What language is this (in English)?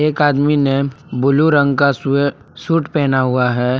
Hindi